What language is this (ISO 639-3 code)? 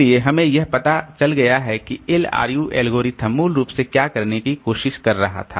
hin